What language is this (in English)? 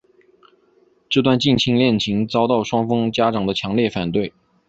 Chinese